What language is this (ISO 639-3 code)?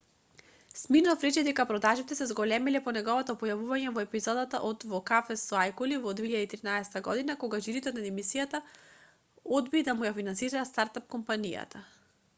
mkd